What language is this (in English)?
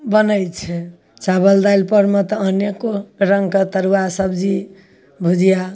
Maithili